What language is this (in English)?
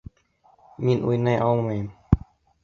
Bashkir